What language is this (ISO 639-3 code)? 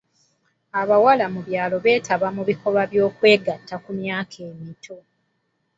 lug